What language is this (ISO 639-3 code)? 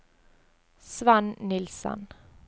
nor